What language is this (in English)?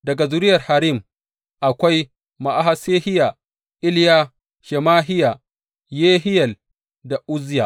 Hausa